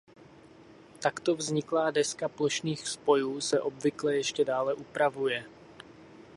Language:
Czech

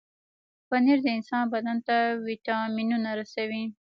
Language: Pashto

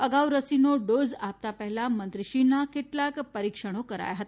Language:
Gujarati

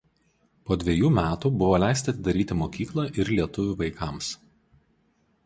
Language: Lithuanian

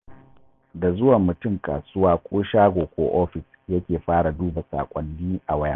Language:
Hausa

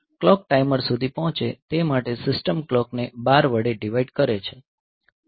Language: Gujarati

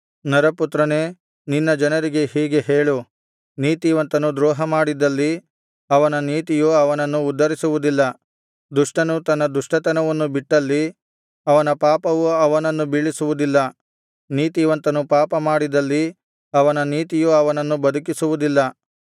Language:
Kannada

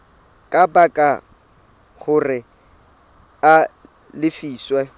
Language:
Southern Sotho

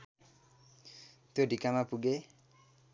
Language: Nepali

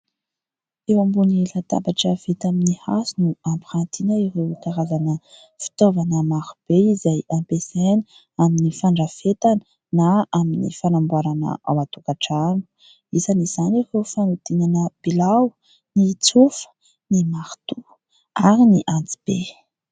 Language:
Malagasy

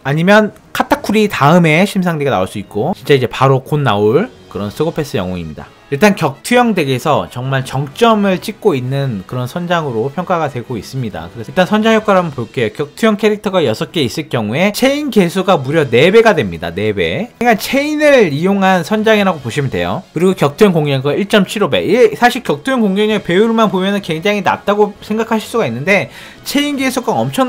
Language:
Korean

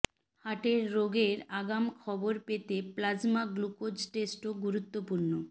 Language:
Bangla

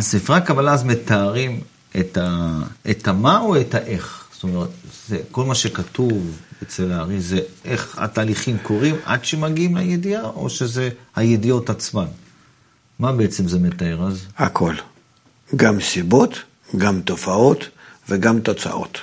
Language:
Hebrew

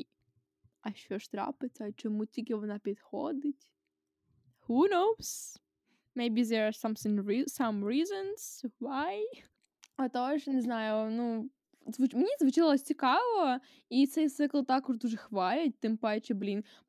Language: Ukrainian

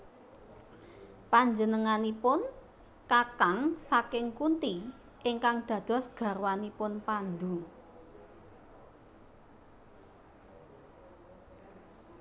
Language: Javanese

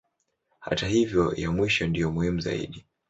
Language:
Swahili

